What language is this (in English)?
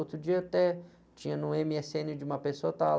Portuguese